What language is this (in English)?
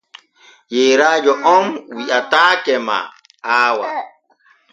Borgu Fulfulde